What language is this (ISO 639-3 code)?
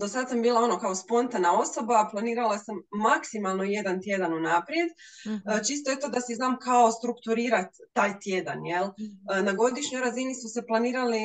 hrv